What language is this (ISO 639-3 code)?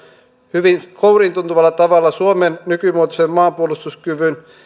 fin